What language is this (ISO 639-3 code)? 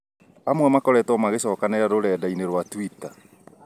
kik